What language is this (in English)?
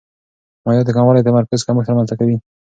Pashto